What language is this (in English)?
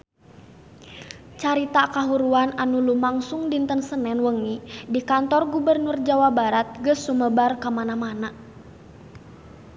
Sundanese